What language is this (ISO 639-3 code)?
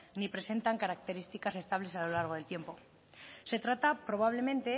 spa